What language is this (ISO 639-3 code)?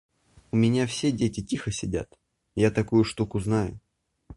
rus